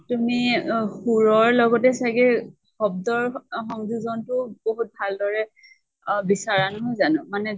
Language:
Assamese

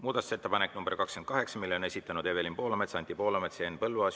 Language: Estonian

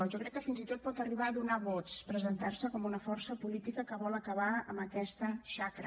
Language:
Catalan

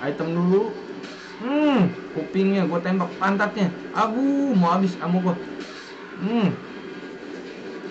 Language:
Indonesian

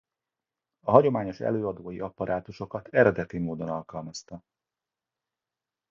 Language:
Hungarian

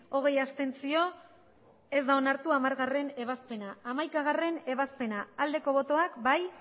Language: Basque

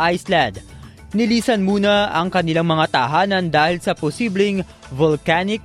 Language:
Filipino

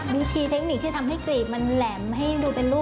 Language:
Thai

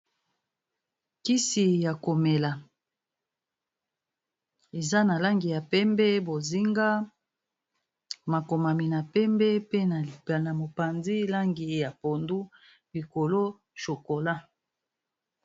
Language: Lingala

